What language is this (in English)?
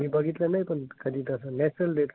Marathi